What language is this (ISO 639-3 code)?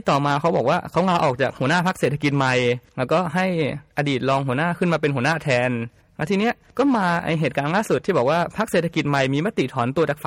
tha